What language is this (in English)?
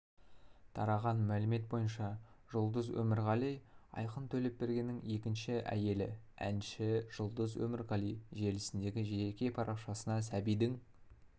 Kazakh